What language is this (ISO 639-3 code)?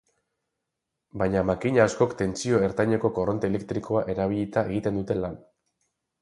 eus